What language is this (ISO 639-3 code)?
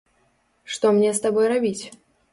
bel